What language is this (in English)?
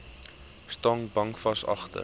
Afrikaans